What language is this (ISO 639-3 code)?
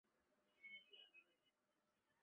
zho